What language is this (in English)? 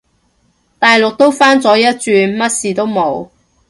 Cantonese